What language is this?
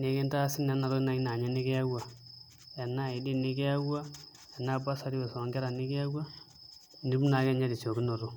Masai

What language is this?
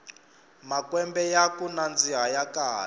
Tsonga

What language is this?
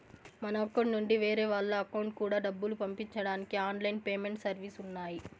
Telugu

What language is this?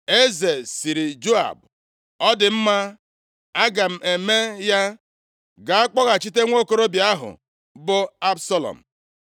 Igbo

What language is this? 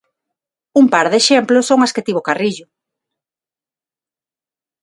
Galician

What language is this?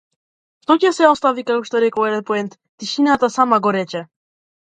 Macedonian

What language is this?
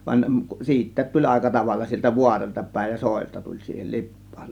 Finnish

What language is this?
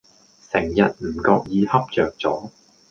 Cantonese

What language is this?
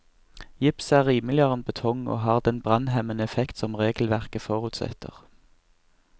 Norwegian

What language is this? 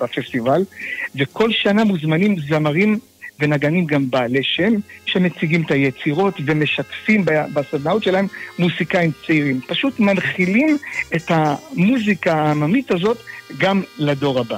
Hebrew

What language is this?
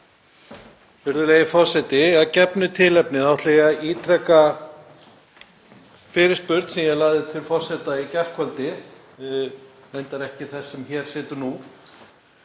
Icelandic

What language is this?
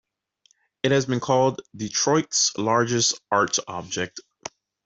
English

